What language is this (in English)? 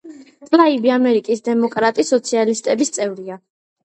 Georgian